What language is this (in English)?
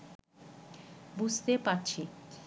Bangla